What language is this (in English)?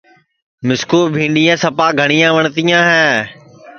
Sansi